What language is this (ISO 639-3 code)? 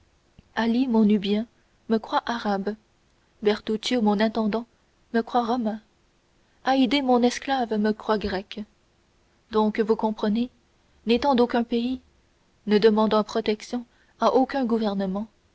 fra